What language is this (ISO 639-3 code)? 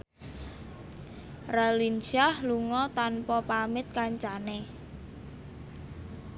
jav